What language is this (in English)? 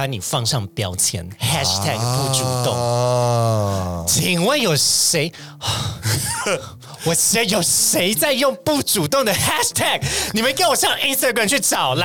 Chinese